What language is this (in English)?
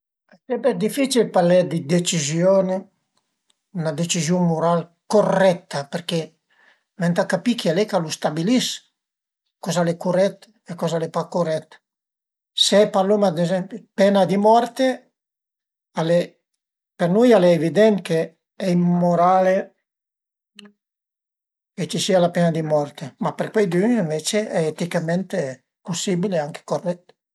Piedmontese